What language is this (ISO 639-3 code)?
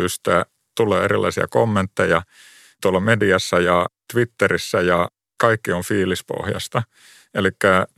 fin